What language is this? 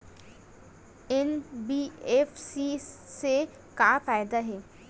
Chhattisgarhi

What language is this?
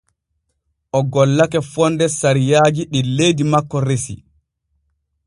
Borgu Fulfulde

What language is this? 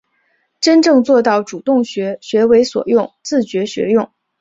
Chinese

